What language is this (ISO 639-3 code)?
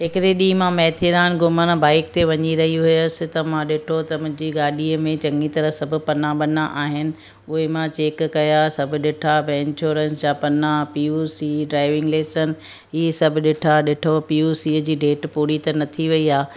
snd